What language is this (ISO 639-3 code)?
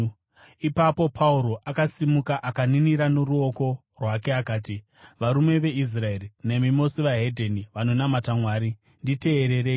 sna